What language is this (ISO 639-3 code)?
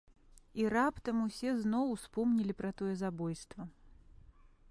bel